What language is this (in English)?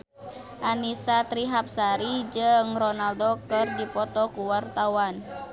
Sundanese